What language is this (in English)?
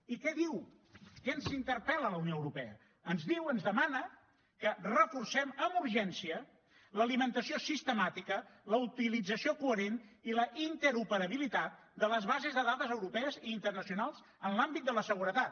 Catalan